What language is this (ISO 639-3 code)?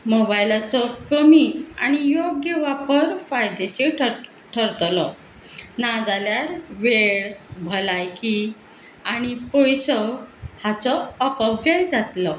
kok